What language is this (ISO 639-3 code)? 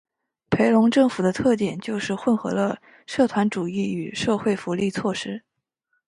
zho